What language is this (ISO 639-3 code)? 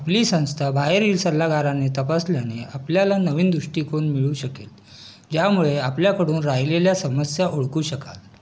mar